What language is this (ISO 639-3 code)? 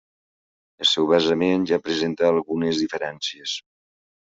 cat